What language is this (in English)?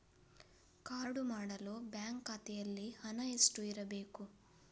Kannada